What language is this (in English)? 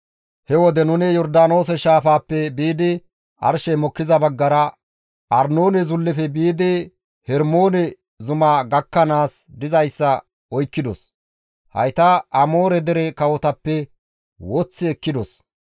Gamo